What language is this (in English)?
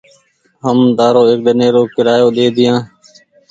Goaria